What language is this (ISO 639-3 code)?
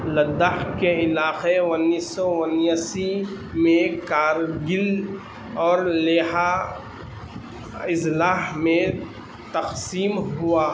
urd